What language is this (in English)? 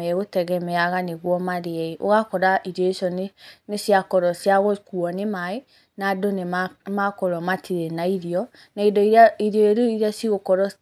Kikuyu